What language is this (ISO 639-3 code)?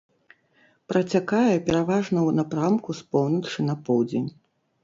bel